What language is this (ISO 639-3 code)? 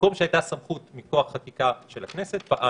heb